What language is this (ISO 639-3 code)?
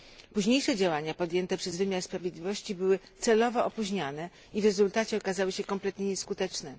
pol